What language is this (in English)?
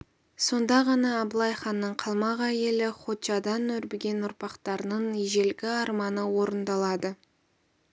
Kazakh